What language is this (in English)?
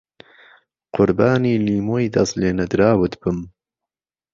Central Kurdish